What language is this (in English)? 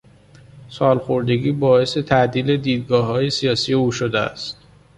Persian